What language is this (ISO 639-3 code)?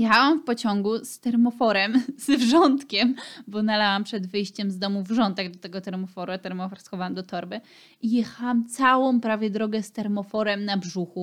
pol